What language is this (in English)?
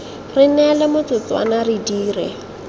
Tswana